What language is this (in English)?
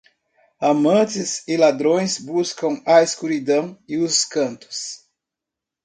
Portuguese